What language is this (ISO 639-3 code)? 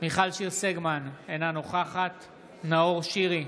heb